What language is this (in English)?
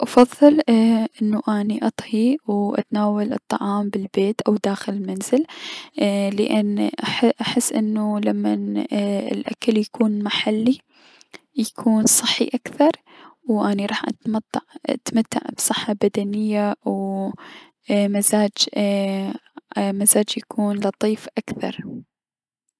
Mesopotamian Arabic